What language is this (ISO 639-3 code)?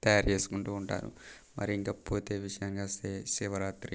tel